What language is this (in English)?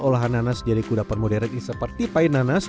Indonesian